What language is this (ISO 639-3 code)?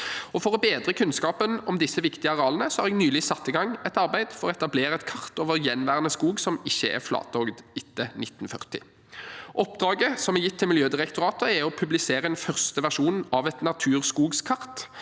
nor